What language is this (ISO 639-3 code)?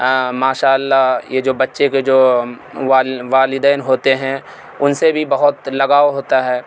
urd